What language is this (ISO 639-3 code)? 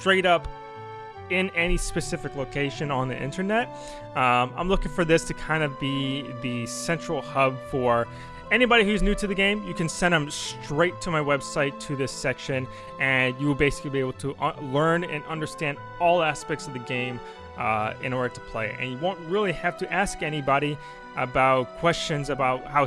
eng